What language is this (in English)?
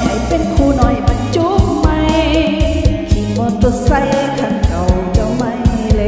Thai